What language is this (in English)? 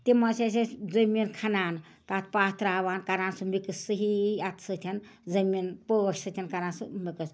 Kashmiri